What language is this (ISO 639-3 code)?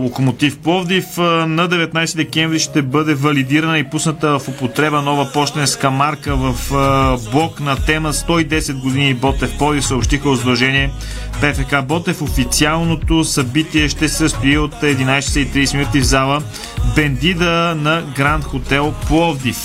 bul